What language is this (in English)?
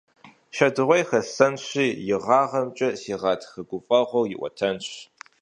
Kabardian